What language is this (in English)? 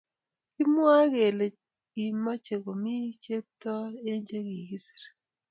Kalenjin